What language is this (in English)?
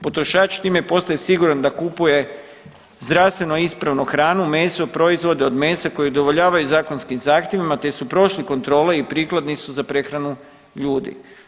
Croatian